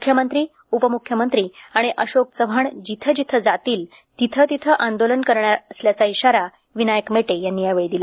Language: Marathi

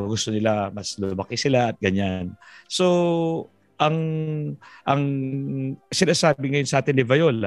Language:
Filipino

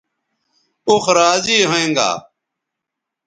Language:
Bateri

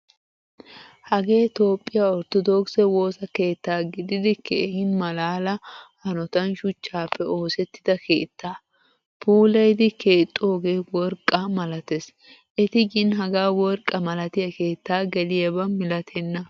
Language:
Wolaytta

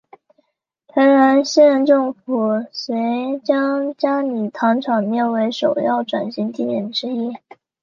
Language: Chinese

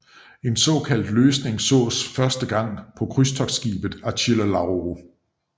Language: Danish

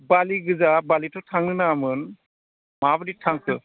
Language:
Bodo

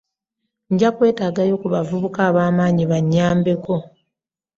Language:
Ganda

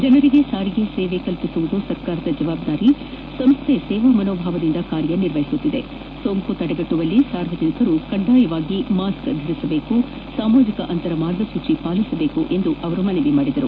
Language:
Kannada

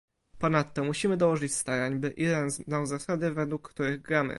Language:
Polish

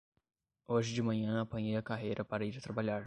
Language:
Portuguese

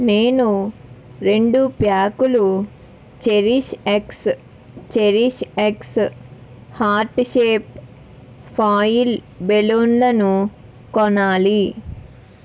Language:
Telugu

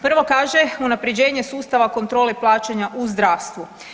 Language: Croatian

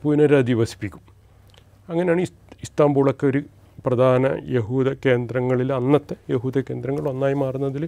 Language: Malayalam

